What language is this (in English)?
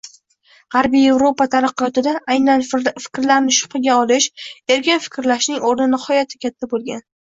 Uzbek